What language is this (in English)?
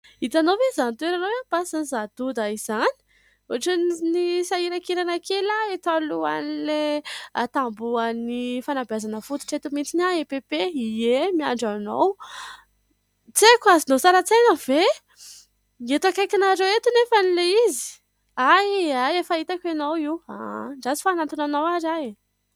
Malagasy